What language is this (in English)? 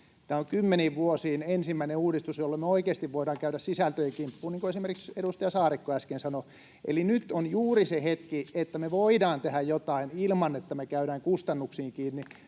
Finnish